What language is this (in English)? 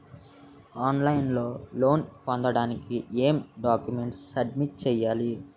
Telugu